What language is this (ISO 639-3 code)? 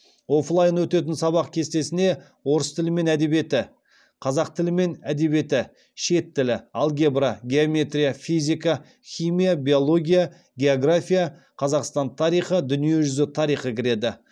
kaz